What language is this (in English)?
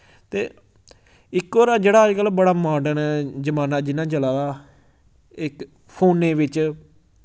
Dogri